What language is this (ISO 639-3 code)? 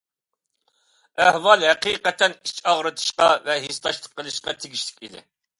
uig